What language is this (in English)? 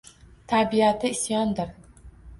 Uzbek